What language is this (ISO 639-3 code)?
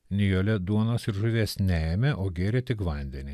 lit